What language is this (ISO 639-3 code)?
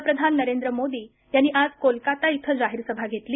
mar